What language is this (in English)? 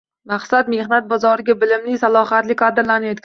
Uzbek